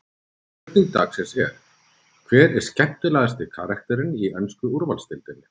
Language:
Icelandic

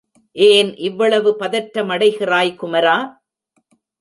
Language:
Tamil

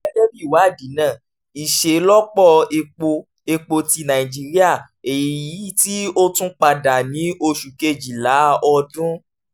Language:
Yoruba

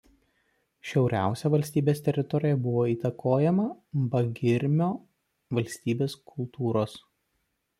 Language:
Lithuanian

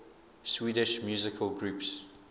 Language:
English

